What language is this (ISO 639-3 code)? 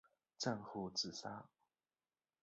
zho